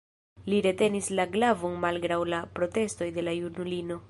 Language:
Esperanto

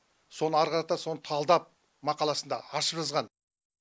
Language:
Kazakh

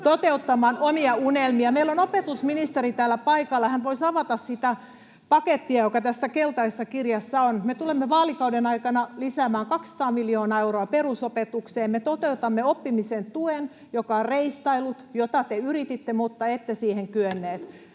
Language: Finnish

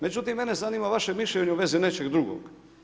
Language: Croatian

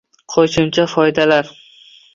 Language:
Uzbek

